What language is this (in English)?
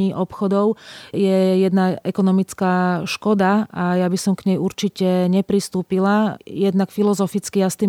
Slovak